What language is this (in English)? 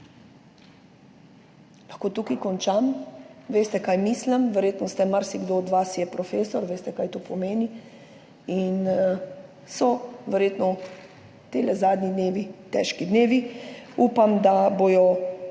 Slovenian